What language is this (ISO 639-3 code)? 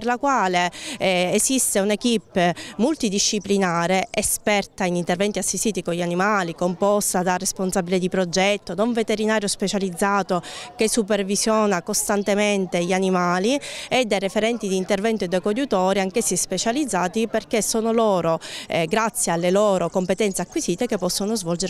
ita